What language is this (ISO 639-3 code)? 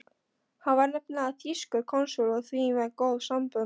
isl